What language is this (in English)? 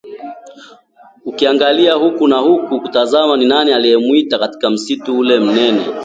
Swahili